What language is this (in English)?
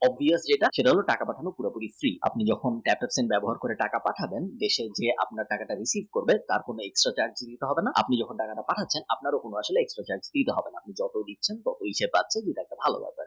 Bangla